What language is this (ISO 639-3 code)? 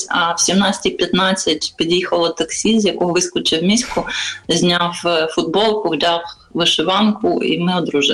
ukr